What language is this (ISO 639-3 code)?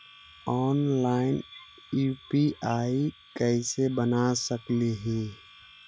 mag